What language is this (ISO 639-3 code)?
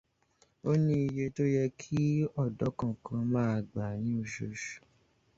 yor